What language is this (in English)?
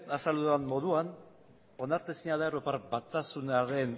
Basque